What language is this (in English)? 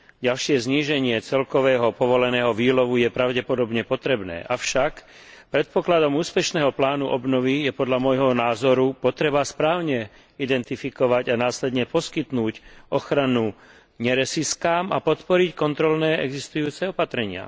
Slovak